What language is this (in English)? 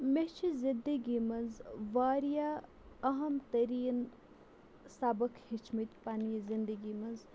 Kashmiri